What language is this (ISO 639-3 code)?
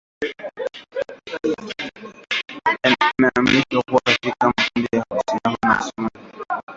swa